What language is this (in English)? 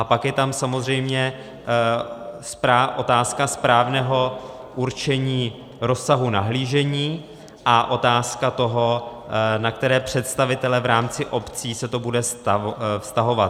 Czech